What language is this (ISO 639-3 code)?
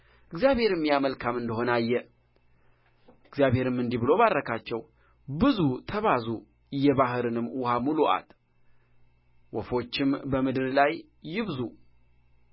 amh